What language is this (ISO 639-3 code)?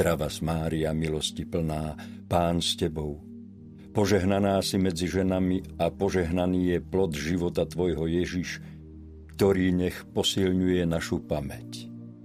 slk